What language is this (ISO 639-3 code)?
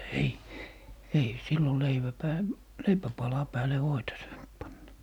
fin